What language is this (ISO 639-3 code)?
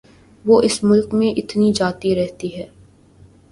urd